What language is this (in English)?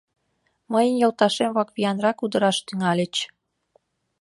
Mari